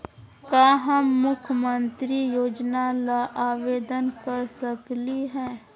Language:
Magahi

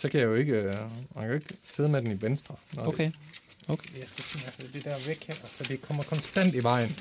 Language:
Danish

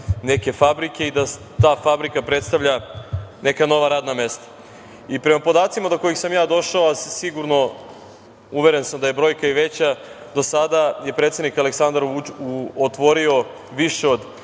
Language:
Serbian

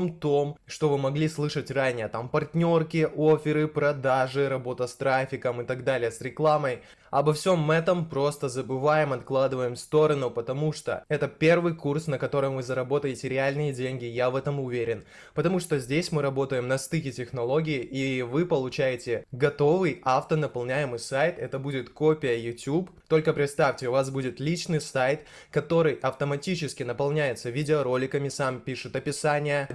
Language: Russian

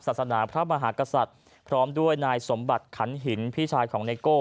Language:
Thai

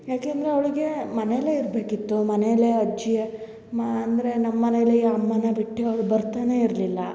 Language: Kannada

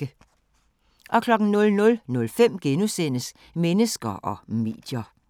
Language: Danish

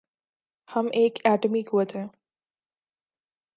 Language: Urdu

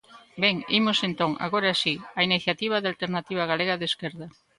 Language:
Galician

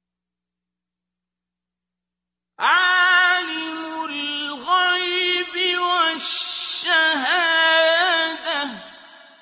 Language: Arabic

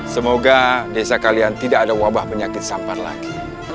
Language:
Indonesian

